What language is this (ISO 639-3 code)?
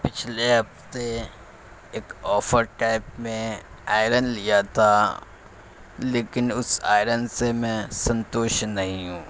urd